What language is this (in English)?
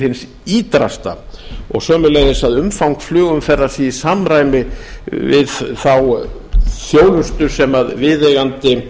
Icelandic